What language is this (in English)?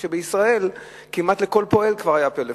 Hebrew